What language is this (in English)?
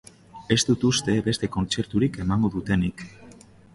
Basque